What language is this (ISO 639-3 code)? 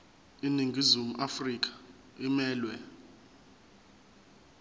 zul